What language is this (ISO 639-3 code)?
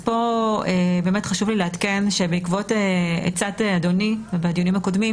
heb